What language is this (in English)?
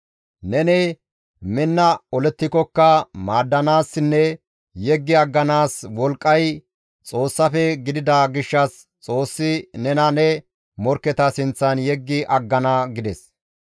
Gamo